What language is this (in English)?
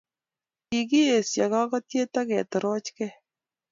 Kalenjin